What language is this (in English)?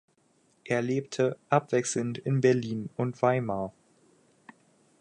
German